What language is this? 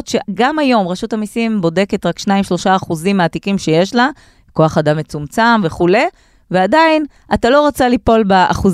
Hebrew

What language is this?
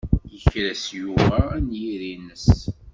Kabyle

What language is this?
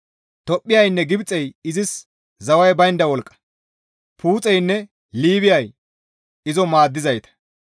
Gamo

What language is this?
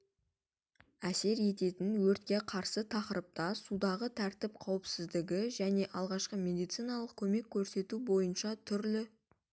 Kazakh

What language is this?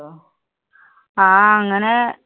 Malayalam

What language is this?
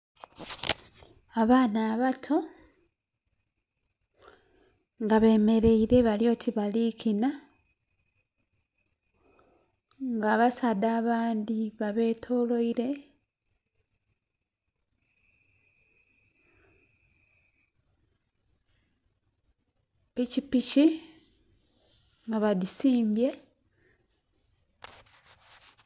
Soga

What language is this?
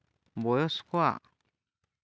Santali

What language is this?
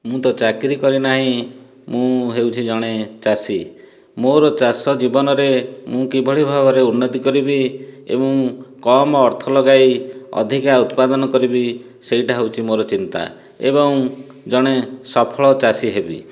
Odia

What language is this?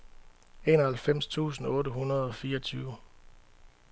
Danish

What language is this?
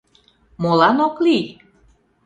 Mari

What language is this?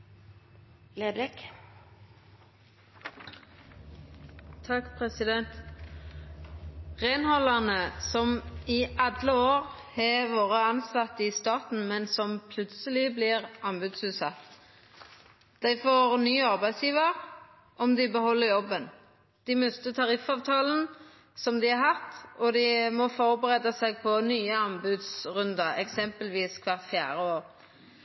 Norwegian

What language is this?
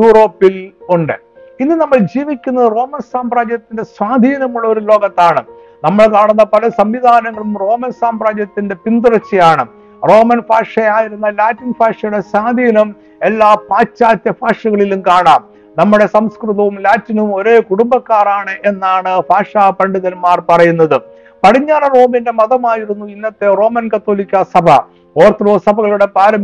Malayalam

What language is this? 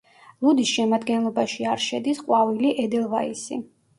Georgian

